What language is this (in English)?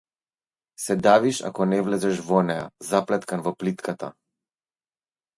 Macedonian